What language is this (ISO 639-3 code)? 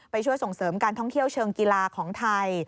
tha